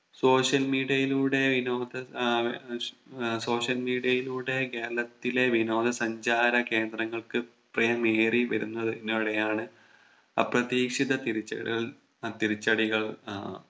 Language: Malayalam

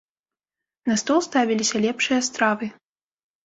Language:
Belarusian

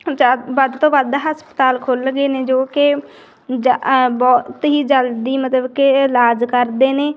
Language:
Punjabi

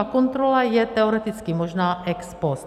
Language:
Czech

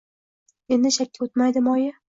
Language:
Uzbek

